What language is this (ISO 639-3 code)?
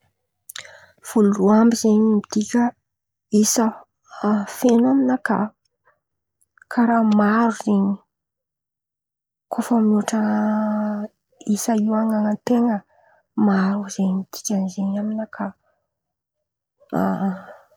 xmv